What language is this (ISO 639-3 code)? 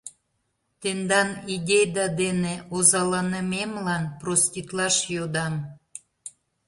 chm